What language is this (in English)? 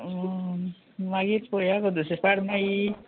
Konkani